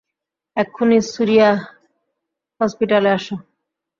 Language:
Bangla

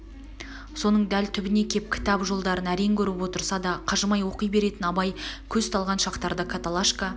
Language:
Kazakh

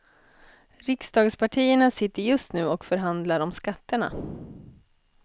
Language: Swedish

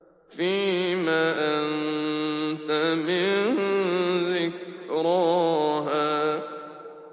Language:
Arabic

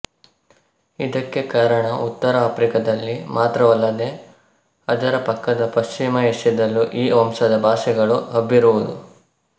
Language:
Kannada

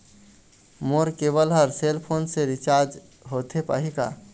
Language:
Chhattisgarhi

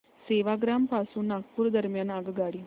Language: Marathi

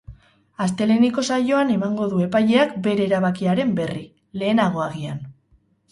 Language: Basque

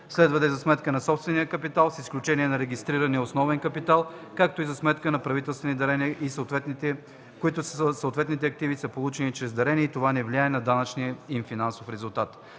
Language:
Bulgarian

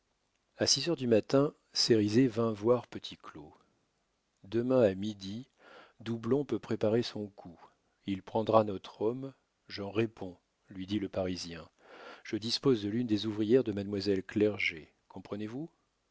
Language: French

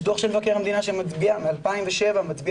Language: Hebrew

